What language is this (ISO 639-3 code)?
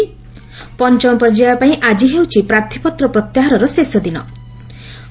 ori